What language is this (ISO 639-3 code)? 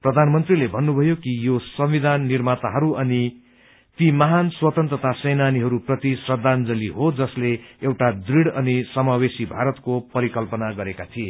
nep